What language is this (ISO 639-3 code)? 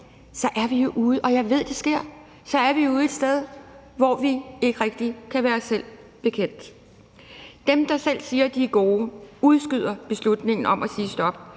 dan